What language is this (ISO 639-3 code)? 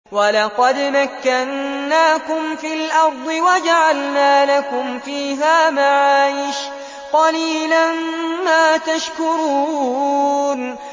ara